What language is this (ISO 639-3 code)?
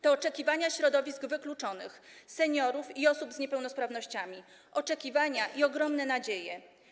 pol